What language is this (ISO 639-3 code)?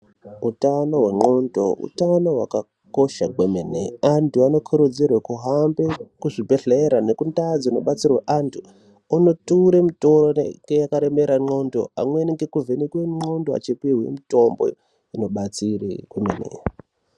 ndc